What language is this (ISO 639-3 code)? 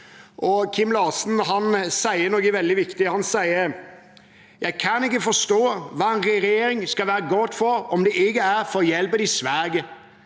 nor